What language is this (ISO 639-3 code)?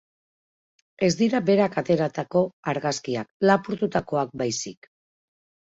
eus